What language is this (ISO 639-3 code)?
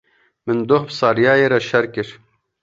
kur